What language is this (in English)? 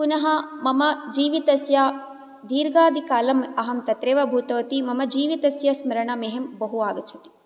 Sanskrit